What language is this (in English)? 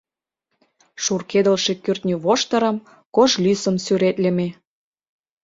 Mari